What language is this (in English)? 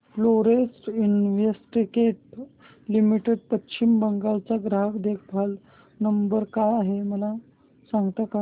Marathi